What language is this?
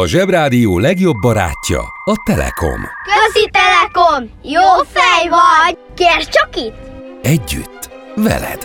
Hungarian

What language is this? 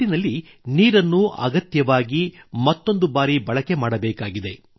Kannada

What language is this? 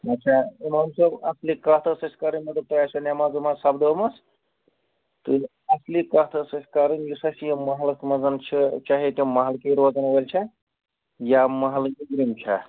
Kashmiri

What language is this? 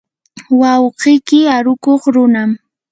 Yanahuanca Pasco Quechua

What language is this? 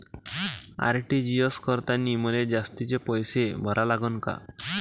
Marathi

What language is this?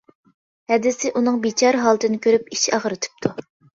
Uyghur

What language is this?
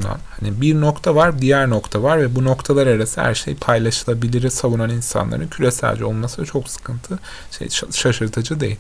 Turkish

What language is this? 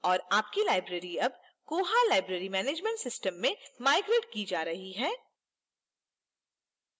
Hindi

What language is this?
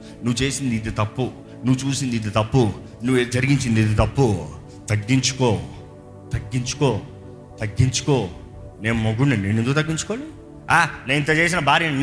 Telugu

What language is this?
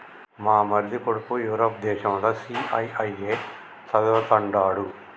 Telugu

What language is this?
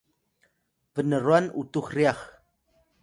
Atayal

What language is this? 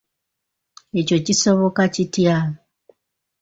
Ganda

